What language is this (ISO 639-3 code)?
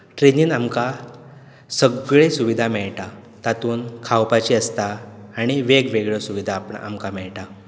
kok